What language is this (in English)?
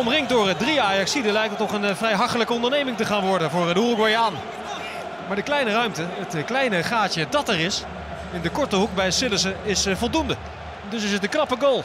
Dutch